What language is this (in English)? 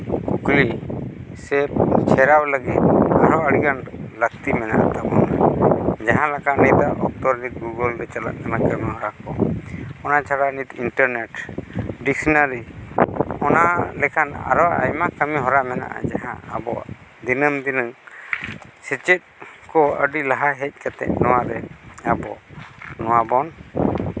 Santali